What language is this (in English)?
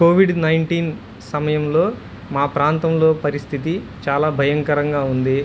Telugu